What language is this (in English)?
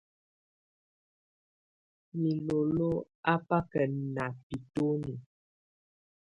Tunen